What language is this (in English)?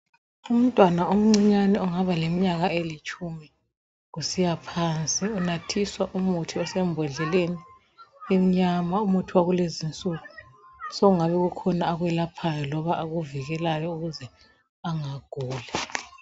North Ndebele